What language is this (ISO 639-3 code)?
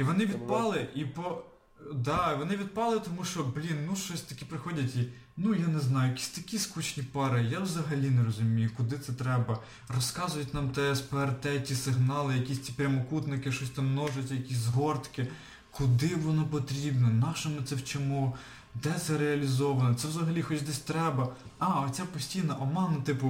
ukr